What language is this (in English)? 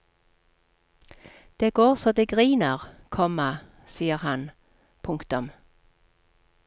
Norwegian